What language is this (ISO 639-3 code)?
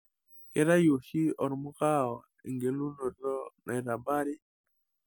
mas